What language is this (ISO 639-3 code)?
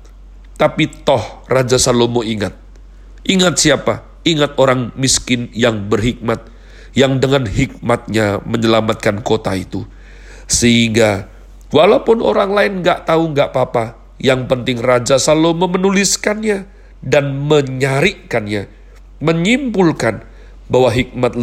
ind